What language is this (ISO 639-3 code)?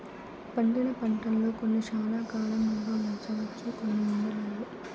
tel